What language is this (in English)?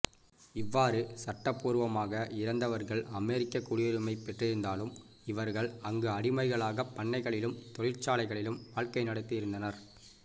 Tamil